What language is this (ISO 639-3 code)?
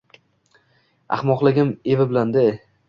uzb